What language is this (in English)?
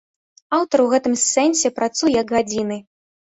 Belarusian